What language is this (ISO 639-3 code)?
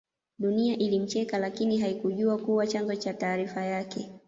swa